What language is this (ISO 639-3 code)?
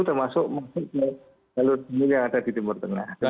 ind